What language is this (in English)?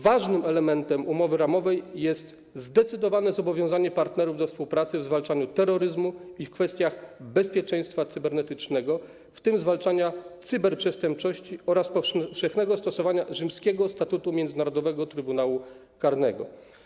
Polish